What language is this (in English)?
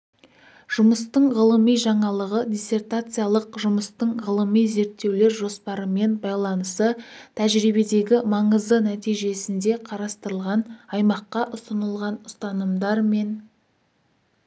Kazakh